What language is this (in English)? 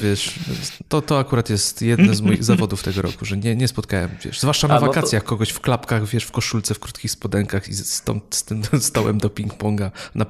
Polish